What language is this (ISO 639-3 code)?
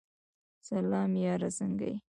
pus